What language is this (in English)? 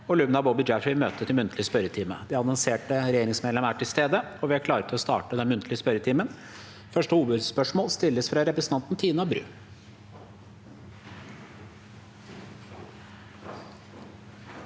Norwegian